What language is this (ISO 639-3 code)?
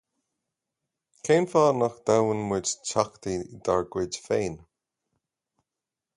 gle